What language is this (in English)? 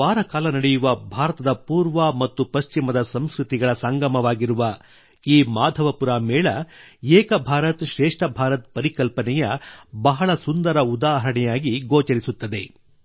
Kannada